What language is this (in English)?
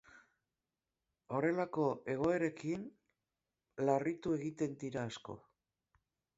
Basque